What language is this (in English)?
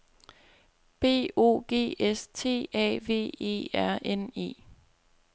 Danish